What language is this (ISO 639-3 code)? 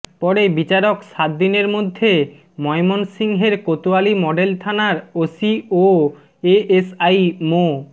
ben